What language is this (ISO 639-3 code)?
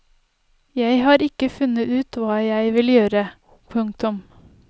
nor